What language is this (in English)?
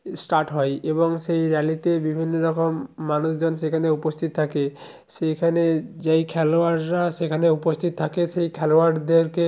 Bangla